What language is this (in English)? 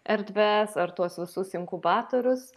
Lithuanian